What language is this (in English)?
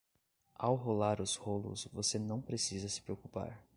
Portuguese